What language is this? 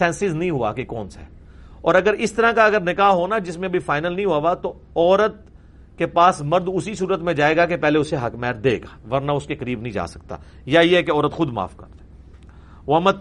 Urdu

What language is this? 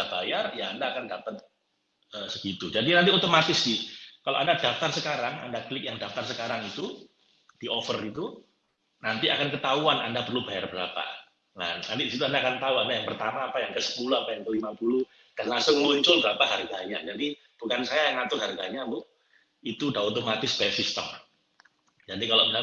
Indonesian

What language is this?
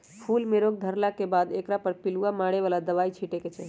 Magahi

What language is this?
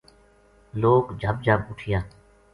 Gujari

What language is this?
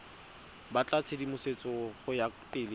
Tswana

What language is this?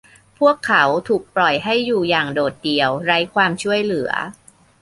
Thai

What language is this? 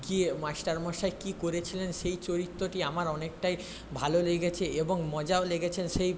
Bangla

